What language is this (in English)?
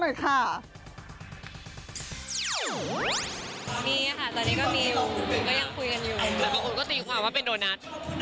Thai